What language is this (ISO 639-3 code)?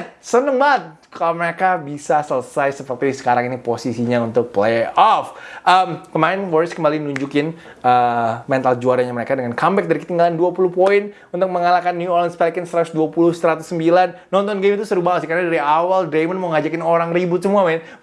ind